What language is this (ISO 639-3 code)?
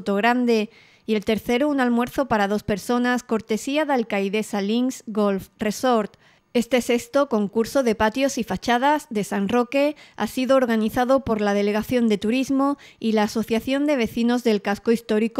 spa